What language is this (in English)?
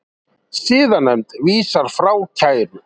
Icelandic